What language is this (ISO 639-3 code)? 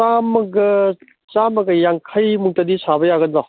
mni